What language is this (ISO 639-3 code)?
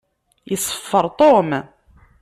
kab